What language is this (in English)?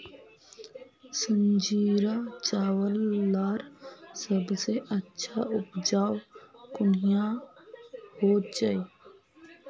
Magahi